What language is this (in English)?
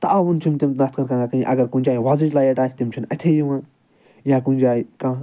Kashmiri